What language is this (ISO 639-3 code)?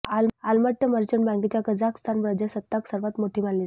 mar